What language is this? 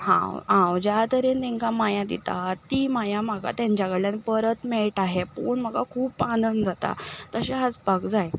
Konkani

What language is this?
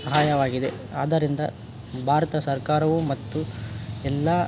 Kannada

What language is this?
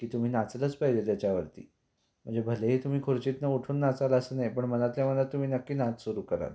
Marathi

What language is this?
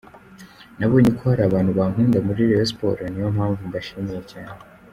Kinyarwanda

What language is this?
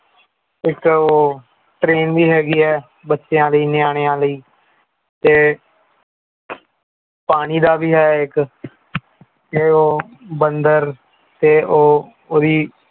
Punjabi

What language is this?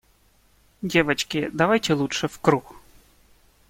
Russian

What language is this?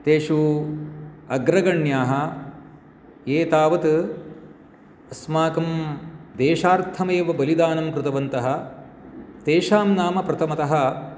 Sanskrit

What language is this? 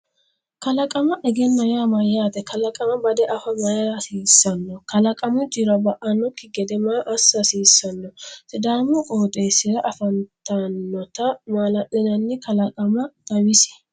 Sidamo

